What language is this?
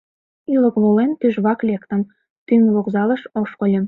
Mari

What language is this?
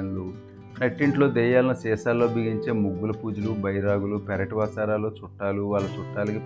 Telugu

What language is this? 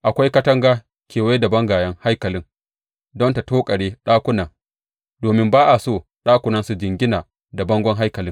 Hausa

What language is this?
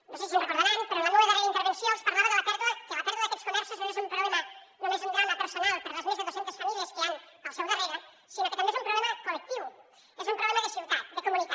Catalan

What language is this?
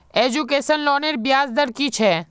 Magahi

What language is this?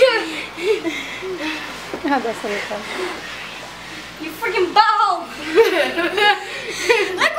Portuguese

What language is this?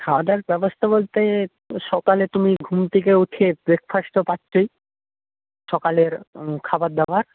Bangla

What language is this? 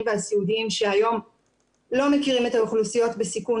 Hebrew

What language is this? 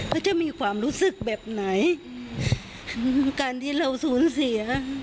Thai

